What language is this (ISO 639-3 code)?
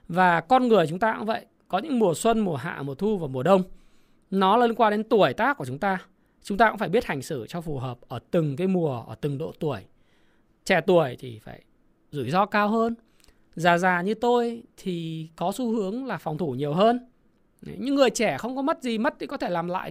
vie